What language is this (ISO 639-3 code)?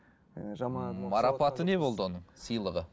kaz